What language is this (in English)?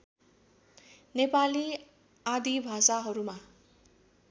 Nepali